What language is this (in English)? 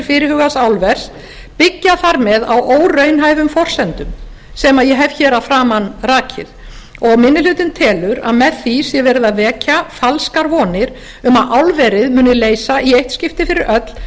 Icelandic